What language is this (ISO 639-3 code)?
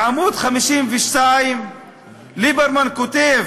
heb